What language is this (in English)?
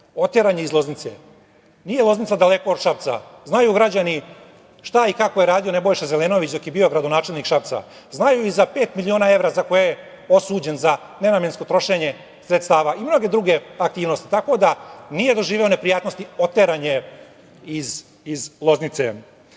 Serbian